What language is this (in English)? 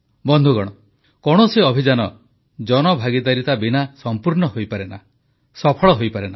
Odia